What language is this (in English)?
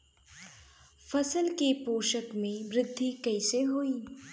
Bhojpuri